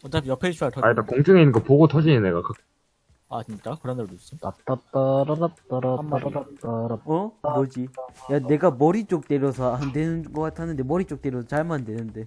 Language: Korean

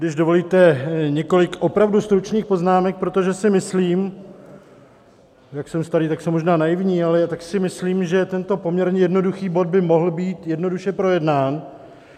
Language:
Czech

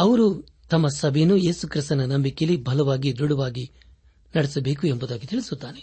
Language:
Kannada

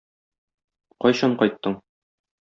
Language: Tatar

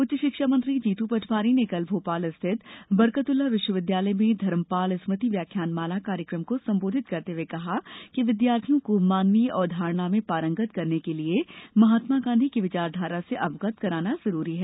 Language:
Hindi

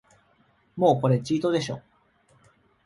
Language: Japanese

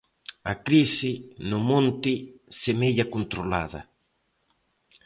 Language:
Galician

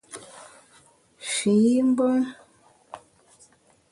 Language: Bamun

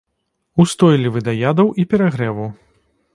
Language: Belarusian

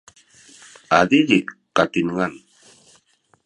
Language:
Sakizaya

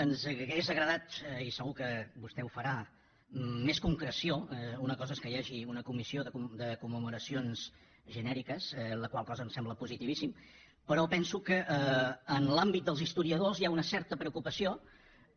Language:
Catalan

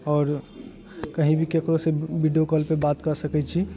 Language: Maithili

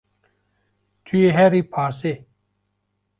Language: Kurdish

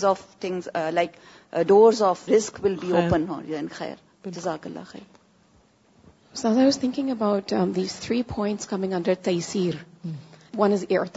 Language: Urdu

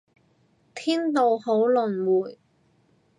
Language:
Cantonese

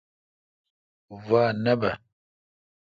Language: Kalkoti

